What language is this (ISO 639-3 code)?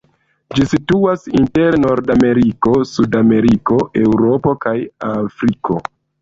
epo